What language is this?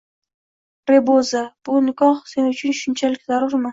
Uzbek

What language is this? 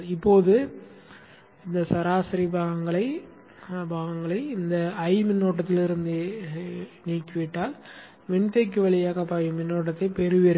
Tamil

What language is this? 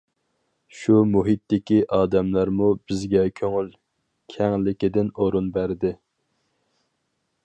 Uyghur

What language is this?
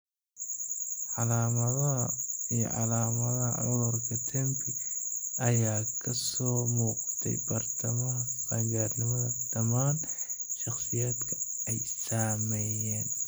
Somali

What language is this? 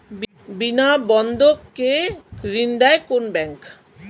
Bangla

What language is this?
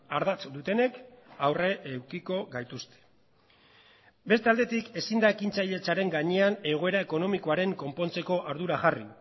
Basque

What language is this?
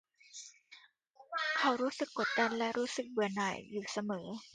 Thai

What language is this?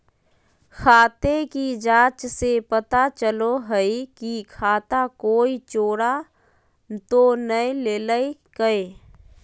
Magahi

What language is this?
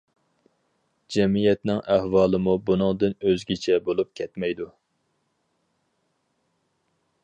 Uyghur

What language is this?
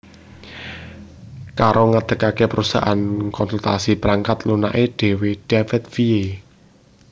Javanese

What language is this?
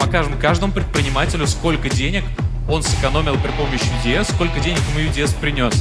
Russian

